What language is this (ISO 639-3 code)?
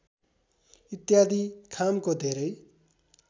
nep